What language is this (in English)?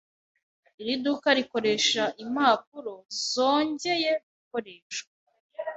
Kinyarwanda